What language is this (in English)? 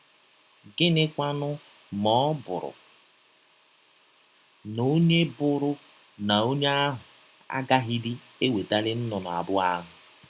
Igbo